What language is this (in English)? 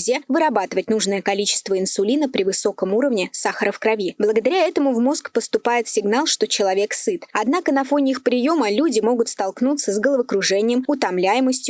Russian